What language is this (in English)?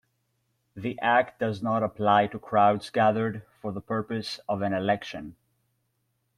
English